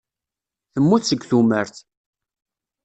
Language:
Kabyle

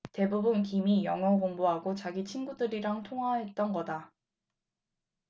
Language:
Korean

